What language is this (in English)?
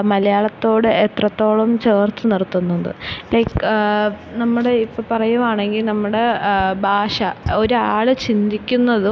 Malayalam